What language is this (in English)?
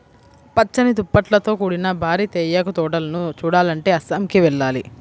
Telugu